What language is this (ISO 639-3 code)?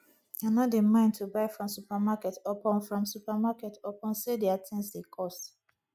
pcm